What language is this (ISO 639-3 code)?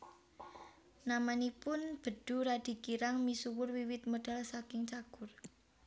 jav